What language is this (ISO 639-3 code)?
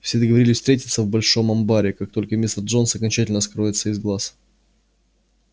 rus